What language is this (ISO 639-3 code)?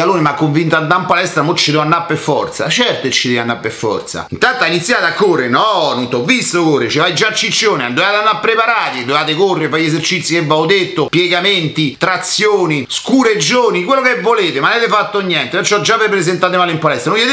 ita